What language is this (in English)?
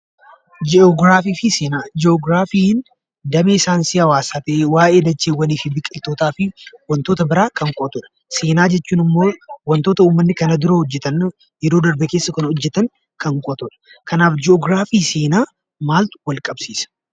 Oromo